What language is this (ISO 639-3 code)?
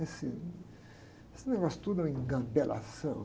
por